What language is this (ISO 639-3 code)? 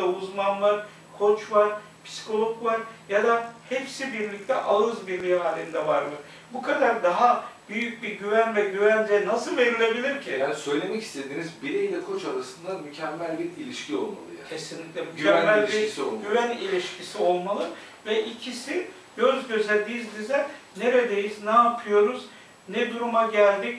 tur